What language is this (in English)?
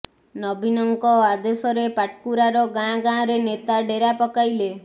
Odia